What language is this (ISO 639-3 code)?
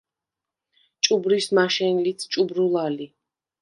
sva